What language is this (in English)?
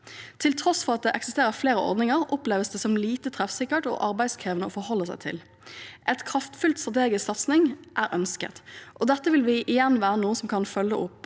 Norwegian